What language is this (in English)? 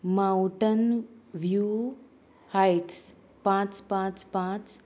Konkani